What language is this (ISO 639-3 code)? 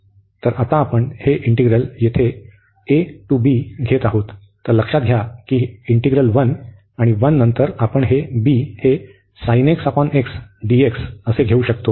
mar